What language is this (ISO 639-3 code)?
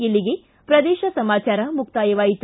kan